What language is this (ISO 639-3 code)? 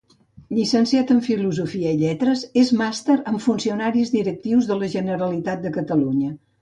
cat